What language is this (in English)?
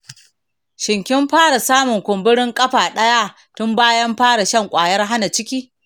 Hausa